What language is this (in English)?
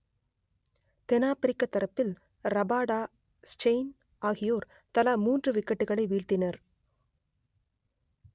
Tamil